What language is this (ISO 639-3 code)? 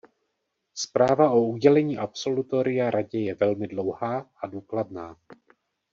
ces